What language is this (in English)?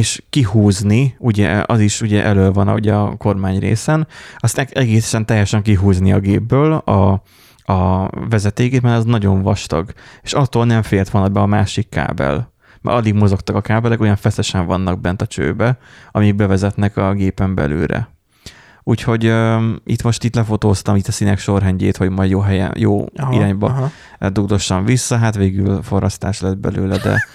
Hungarian